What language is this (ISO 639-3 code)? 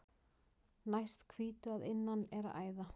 isl